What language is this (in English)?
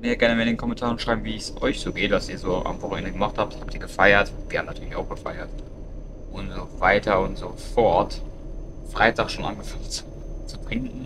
German